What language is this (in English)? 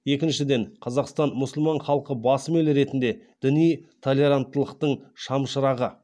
Kazakh